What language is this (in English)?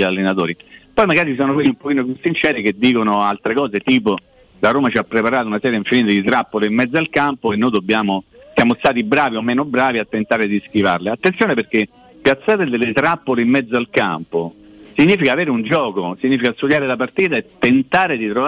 Italian